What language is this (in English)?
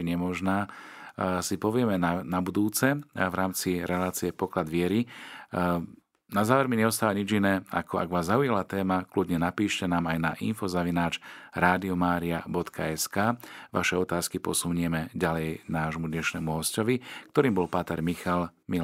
Slovak